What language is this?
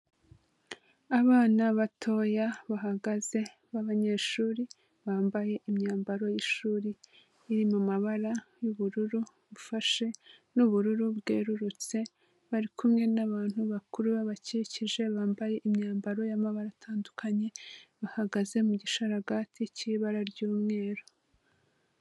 Kinyarwanda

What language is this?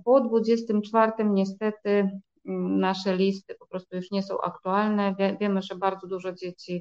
Polish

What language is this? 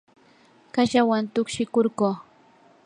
Yanahuanca Pasco Quechua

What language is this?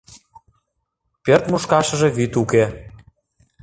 Mari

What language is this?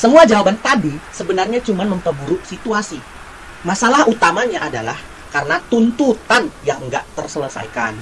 Indonesian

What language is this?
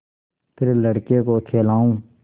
Hindi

